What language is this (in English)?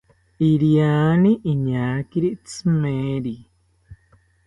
South Ucayali Ashéninka